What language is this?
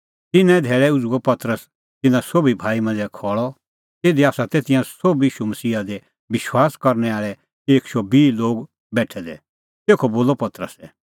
Kullu Pahari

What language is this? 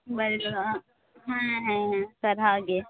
Santali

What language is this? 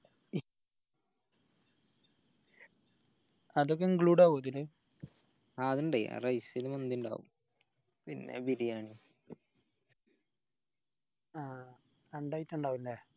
Malayalam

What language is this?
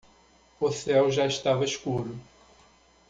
Portuguese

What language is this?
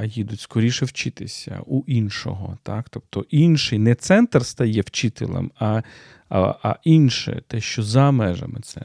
Ukrainian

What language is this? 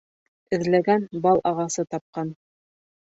Bashkir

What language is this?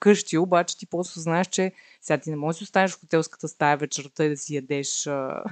Bulgarian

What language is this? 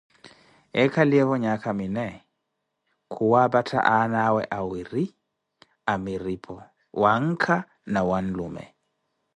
Koti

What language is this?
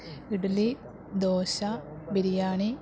Malayalam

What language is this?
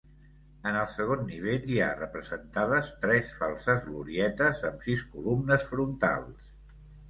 Catalan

